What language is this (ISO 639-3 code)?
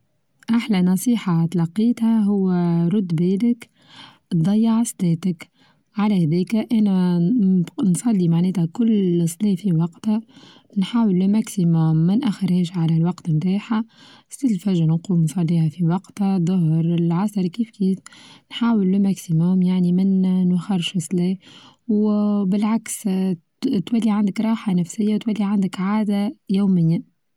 aeb